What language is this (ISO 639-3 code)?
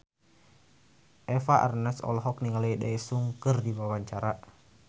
sun